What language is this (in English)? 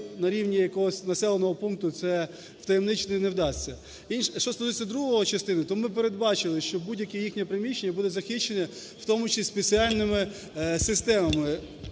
Ukrainian